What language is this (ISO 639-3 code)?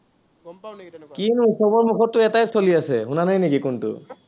asm